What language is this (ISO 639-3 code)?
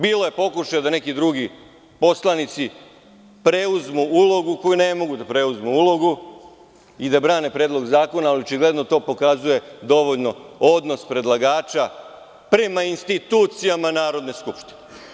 srp